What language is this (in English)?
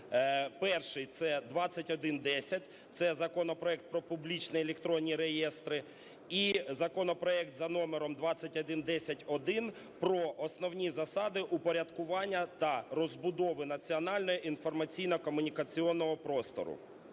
Ukrainian